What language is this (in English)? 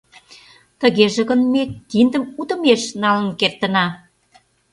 Mari